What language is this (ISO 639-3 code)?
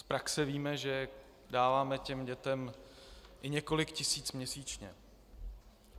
ces